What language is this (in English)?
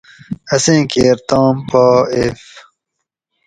Gawri